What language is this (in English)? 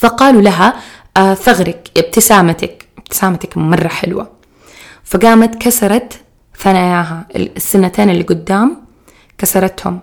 Arabic